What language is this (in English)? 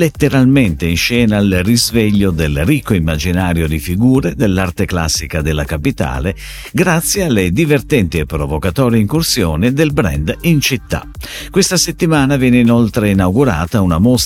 Italian